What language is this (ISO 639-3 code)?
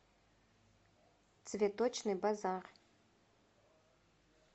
rus